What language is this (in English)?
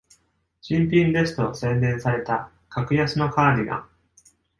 Japanese